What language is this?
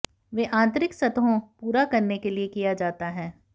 Hindi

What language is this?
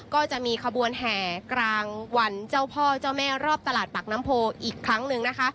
Thai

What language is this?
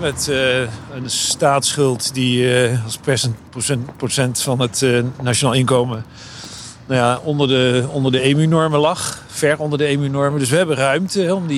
Dutch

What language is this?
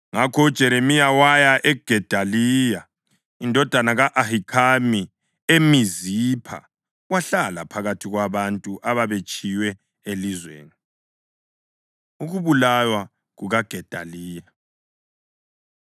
North Ndebele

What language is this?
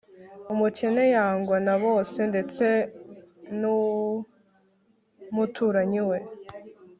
Kinyarwanda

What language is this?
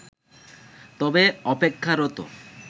Bangla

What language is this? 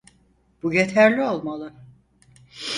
Turkish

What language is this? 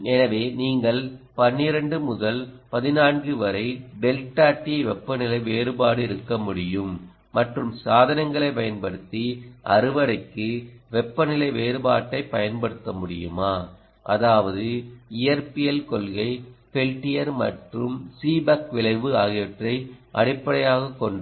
Tamil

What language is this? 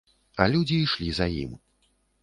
Belarusian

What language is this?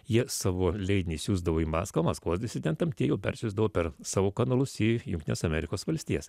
Lithuanian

